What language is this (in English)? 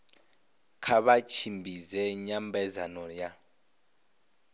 Venda